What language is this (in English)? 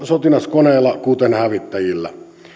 Finnish